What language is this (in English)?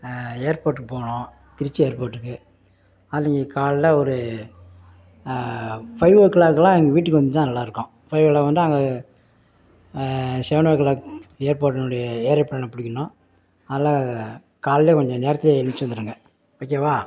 Tamil